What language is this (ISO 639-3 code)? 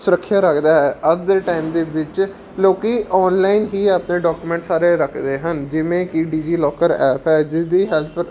pan